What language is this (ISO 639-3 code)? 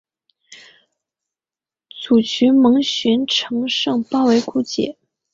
zho